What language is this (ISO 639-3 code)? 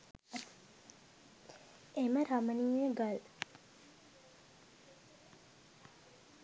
sin